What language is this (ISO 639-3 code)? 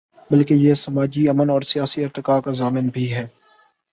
urd